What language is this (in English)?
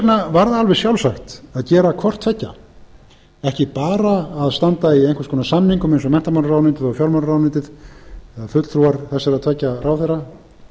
Icelandic